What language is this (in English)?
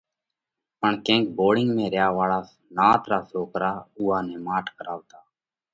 Parkari Koli